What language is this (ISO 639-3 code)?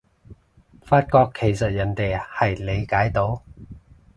yue